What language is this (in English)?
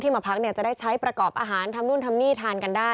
Thai